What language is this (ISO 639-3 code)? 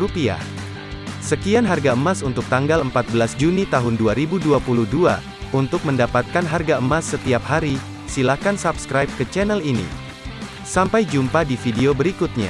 ind